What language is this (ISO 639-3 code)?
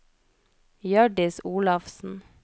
nor